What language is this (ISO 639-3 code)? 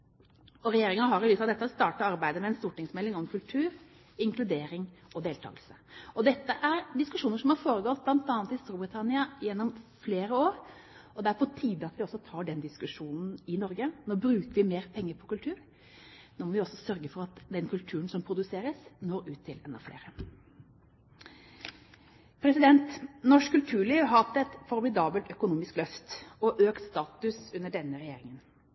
nob